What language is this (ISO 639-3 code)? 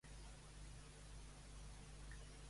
cat